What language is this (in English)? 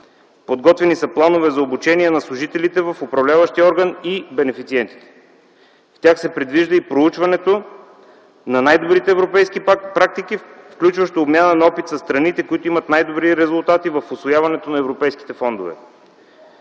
Bulgarian